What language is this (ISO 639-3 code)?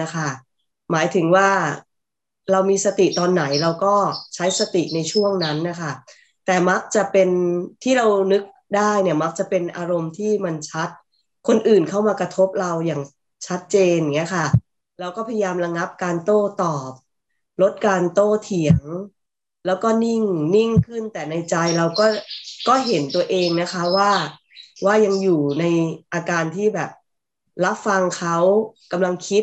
tha